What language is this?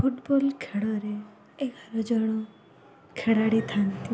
Odia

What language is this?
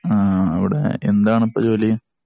Malayalam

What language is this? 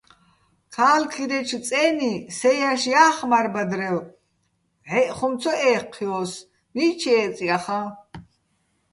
Bats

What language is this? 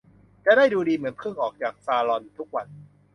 Thai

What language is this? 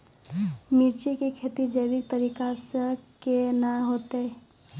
Maithili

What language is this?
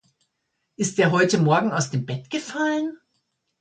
German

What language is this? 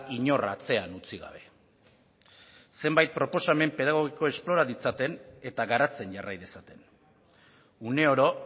Basque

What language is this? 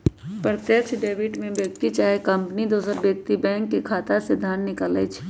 Magahi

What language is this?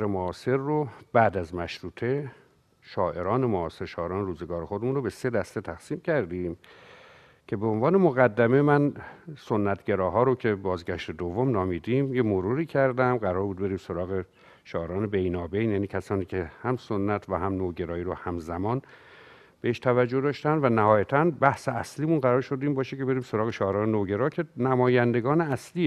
Persian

